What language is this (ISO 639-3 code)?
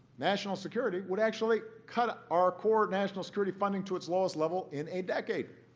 eng